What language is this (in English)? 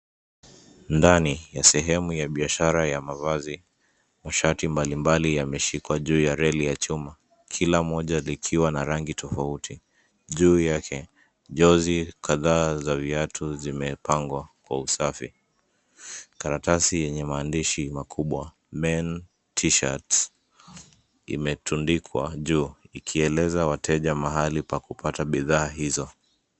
Swahili